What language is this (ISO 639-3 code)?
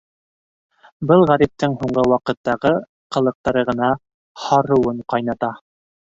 bak